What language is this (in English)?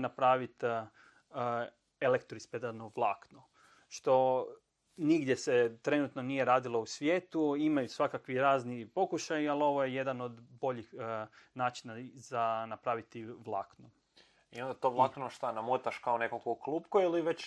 Croatian